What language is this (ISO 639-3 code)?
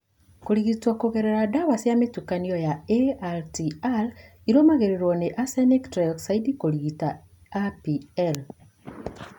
kik